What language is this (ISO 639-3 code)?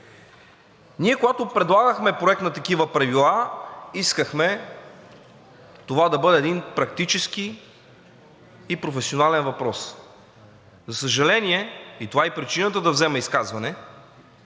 bul